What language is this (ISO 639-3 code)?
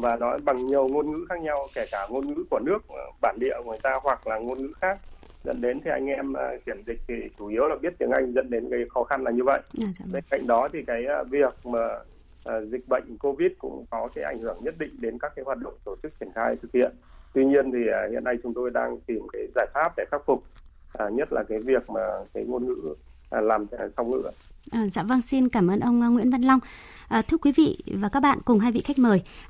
vie